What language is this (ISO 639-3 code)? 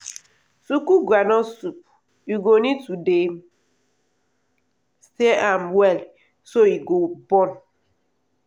pcm